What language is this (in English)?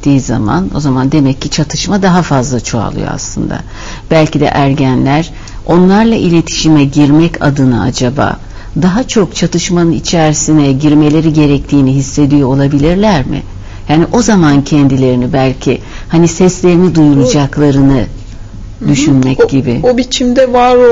Turkish